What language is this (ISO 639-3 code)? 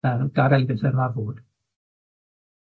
cym